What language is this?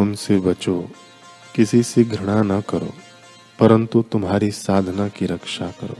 Hindi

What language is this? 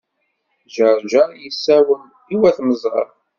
Kabyle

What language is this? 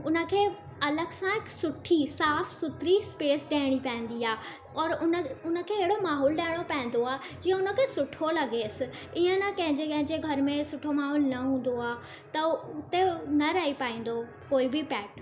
Sindhi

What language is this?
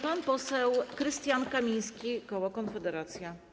Polish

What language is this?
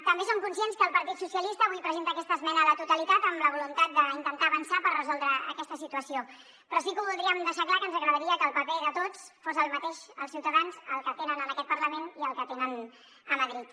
Catalan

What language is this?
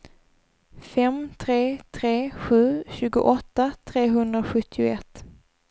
Swedish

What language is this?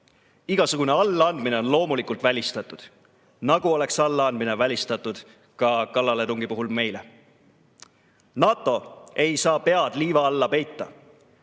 Estonian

